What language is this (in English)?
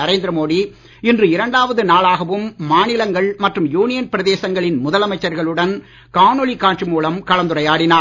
Tamil